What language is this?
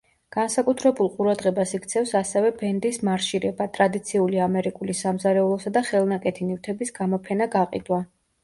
Georgian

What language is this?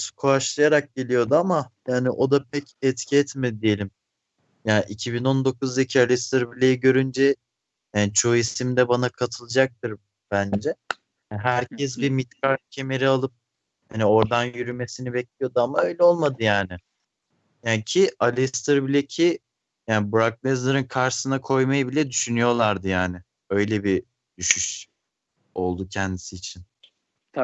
Turkish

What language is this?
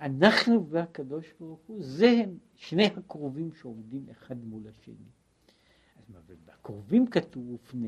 Hebrew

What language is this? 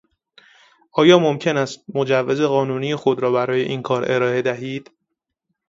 Persian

